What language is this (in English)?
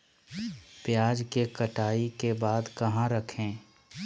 Magahi